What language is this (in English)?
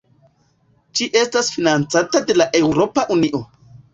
Esperanto